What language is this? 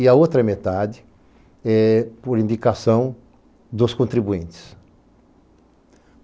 Portuguese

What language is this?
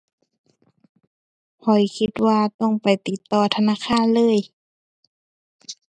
Thai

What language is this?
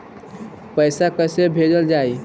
Bhojpuri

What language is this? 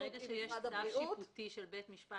Hebrew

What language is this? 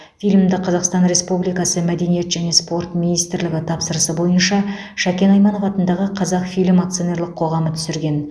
Kazakh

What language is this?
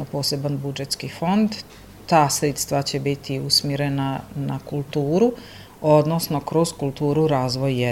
Croatian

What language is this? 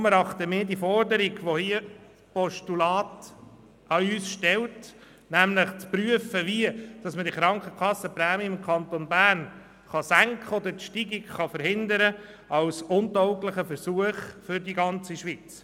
Swiss German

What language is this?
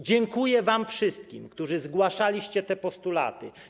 Polish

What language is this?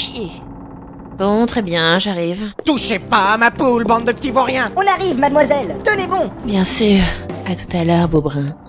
French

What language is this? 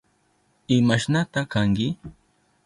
Southern Pastaza Quechua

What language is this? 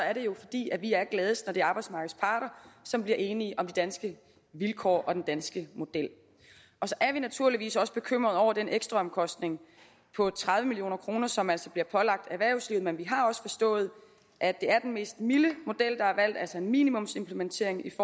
Danish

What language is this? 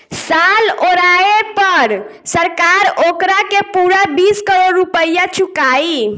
Bhojpuri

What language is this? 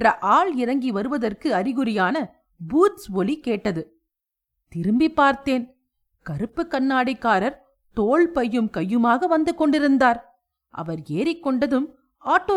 Tamil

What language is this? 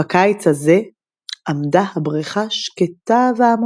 Hebrew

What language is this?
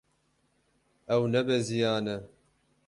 Kurdish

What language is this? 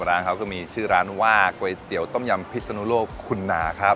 Thai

